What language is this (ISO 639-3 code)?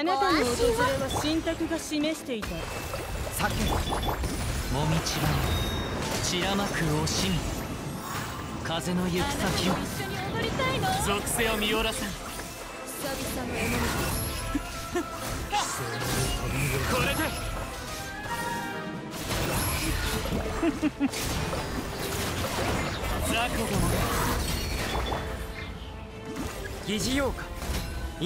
jpn